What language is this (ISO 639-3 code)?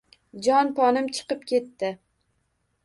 uzb